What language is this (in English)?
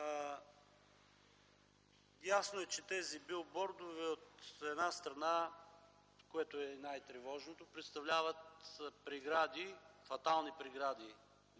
Bulgarian